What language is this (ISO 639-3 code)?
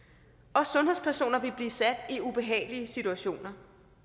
dan